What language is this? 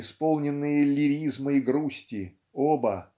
Russian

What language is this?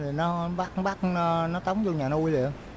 Vietnamese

